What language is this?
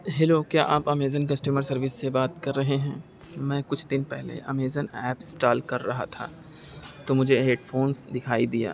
Urdu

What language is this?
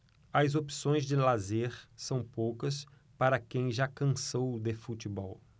Portuguese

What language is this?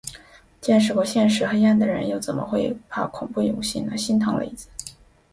Chinese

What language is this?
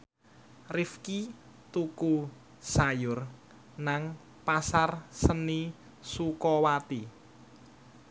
Javanese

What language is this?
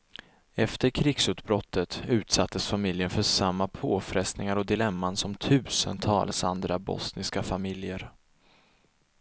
Swedish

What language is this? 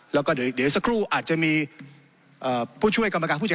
Thai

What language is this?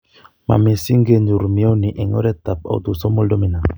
Kalenjin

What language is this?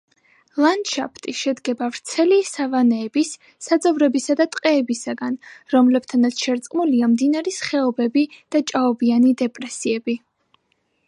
Georgian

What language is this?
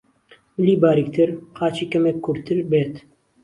Central Kurdish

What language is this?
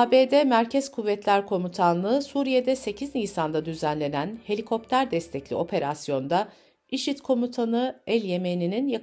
Turkish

